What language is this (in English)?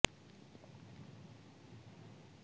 Punjabi